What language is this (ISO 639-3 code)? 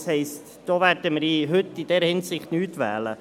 gsw